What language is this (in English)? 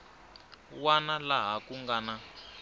Tsonga